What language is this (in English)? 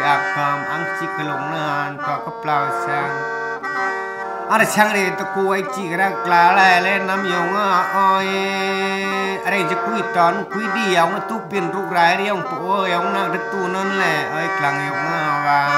Thai